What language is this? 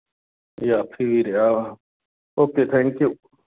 Punjabi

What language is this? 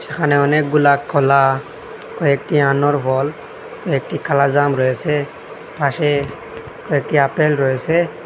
Bangla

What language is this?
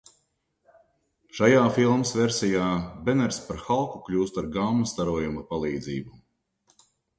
Latvian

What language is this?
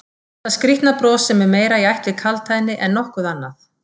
Icelandic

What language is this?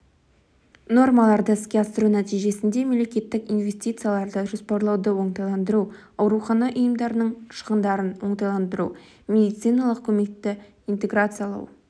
Kazakh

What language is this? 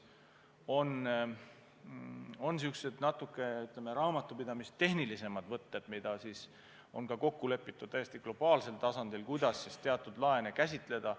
Estonian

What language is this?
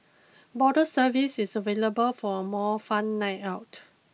English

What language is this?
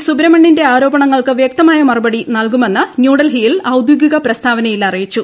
Malayalam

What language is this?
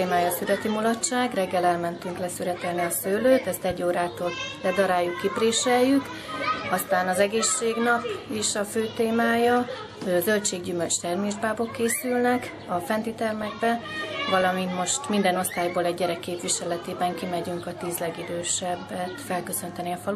Hungarian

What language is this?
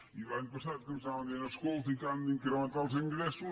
Catalan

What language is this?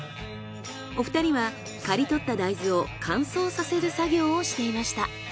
Japanese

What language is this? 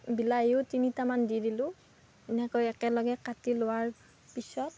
Assamese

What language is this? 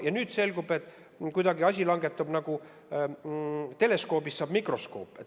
Estonian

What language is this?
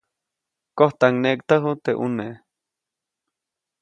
Copainalá Zoque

